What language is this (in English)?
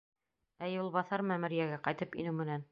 Bashkir